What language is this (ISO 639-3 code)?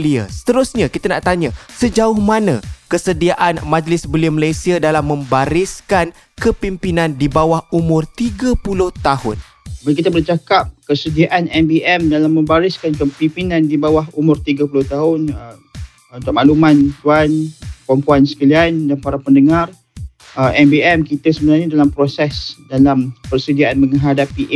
msa